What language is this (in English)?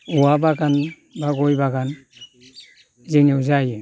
Bodo